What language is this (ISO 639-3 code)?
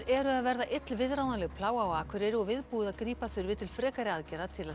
isl